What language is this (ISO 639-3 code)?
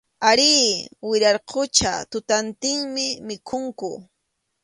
qxu